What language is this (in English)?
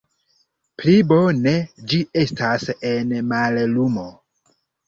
Esperanto